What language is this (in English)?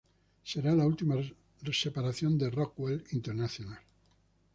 Spanish